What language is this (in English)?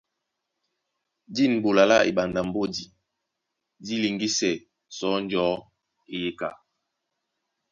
Duala